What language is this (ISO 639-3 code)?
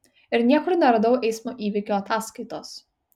lit